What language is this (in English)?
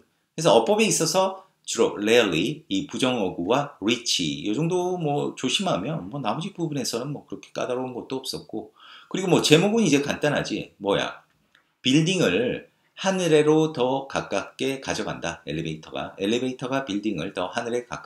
Korean